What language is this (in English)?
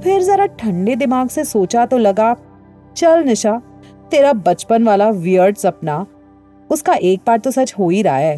Hindi